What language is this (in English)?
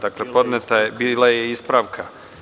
Serbian